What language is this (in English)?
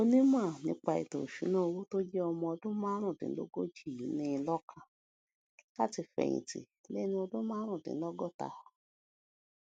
Yoruba